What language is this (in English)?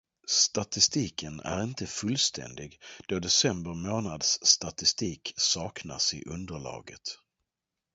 Swedish